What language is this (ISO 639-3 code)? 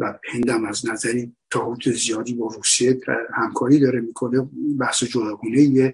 fas